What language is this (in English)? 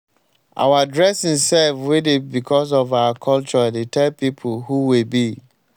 Nigerian Pidgin